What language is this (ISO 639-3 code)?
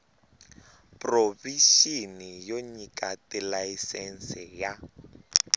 tso